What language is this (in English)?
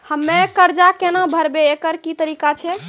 Maithili